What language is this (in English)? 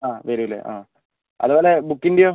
Malayalam